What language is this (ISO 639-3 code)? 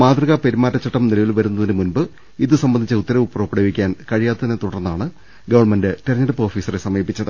mal